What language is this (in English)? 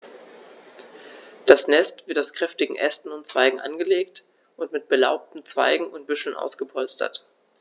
German